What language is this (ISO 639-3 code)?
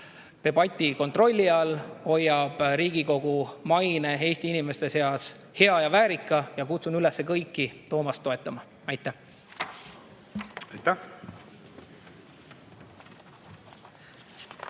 est